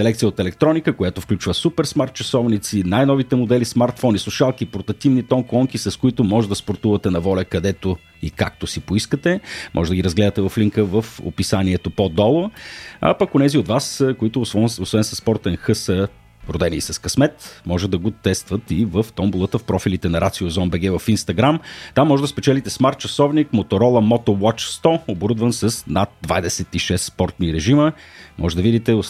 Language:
Bulgarian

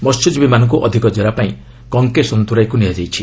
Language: Odia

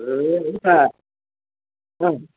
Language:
Nepali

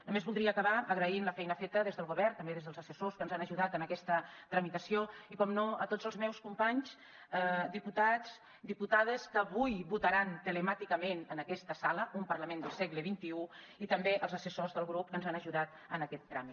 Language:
Catalan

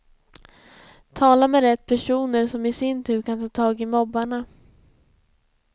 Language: Swedish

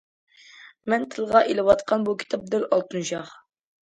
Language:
Uyghur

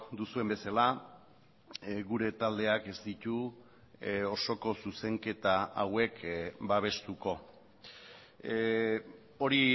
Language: Basque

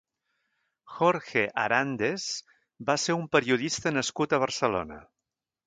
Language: Catalan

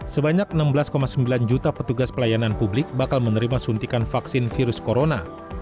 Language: Indonesian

